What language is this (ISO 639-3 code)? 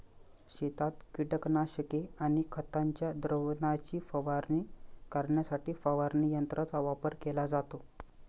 mar